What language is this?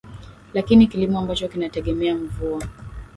Swahili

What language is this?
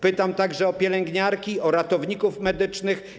Polish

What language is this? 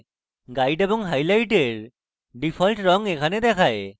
Bangla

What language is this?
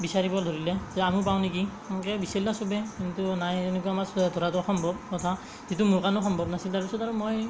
Assamese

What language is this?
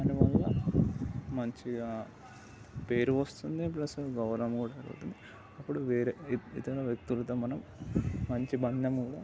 Telugu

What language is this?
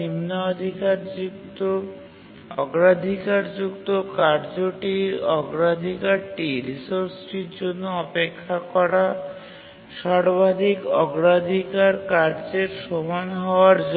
Bangla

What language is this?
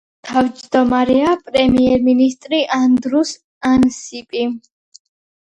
Georgian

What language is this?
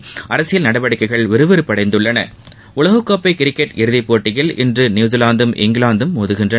Tamil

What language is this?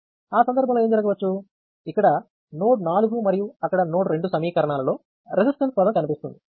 Telugu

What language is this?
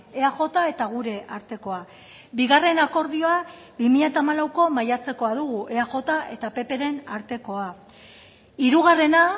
Basque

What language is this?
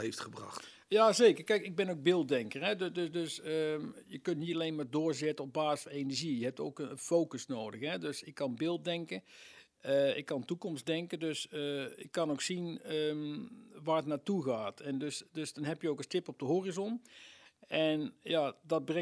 Dutch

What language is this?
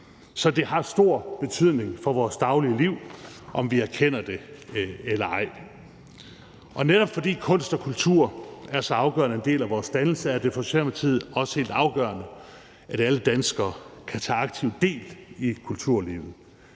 Danish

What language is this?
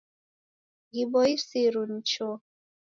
Taita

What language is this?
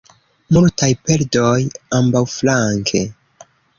Esperanto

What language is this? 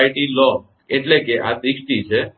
Gujarati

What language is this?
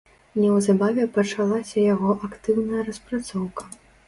Belarusian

